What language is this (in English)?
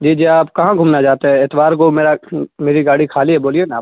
Urdu